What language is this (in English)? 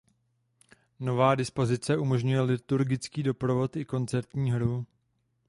Czech